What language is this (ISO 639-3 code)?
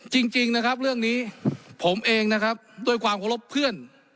tha